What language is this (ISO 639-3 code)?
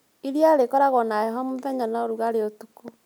kik